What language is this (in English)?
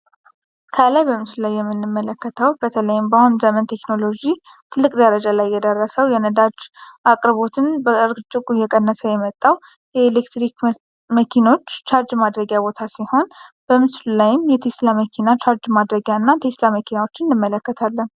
Amharic